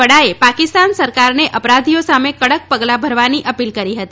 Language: Gujarati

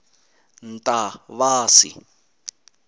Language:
Tsonga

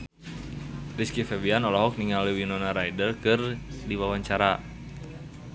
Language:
Sundanese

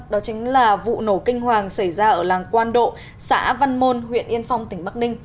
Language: Vietnamese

